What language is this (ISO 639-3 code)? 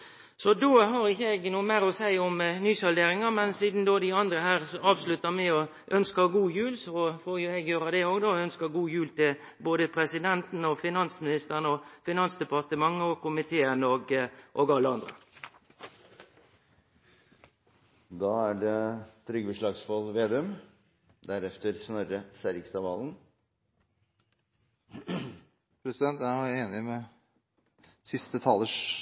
nor